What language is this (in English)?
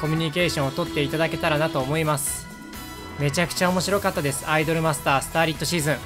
Japanese